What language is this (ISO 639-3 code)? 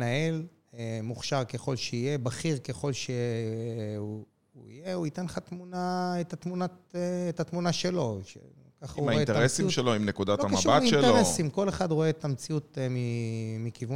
heb